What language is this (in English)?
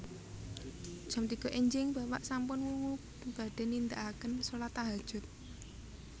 Javanese